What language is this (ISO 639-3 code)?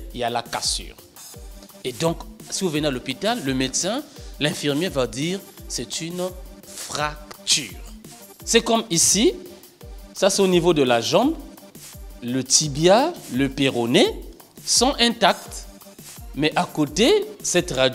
fra